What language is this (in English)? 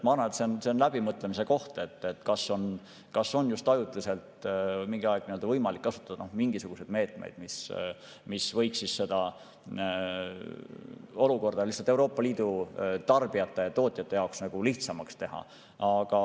Estonian